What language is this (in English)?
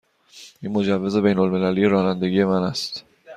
Persian